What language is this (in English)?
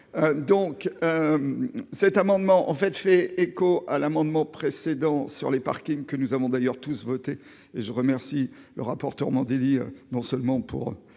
French